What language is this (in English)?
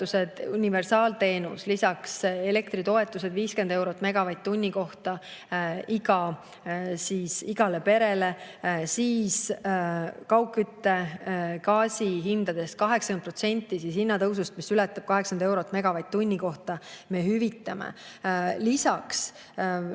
Estonian